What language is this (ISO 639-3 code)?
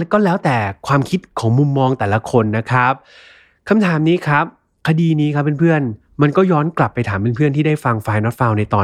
tha